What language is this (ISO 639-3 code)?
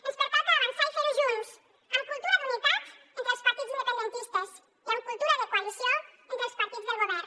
cat